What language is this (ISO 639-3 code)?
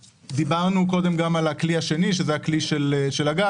heb